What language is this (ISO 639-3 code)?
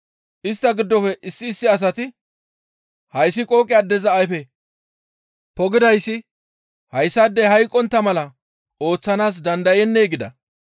gmv